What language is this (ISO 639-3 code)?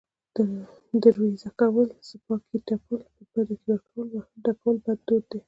pus